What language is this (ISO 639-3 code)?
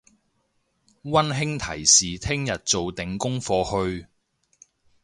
yue